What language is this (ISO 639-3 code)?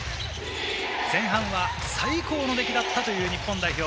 jpn